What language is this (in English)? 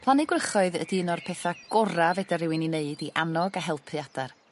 Welsh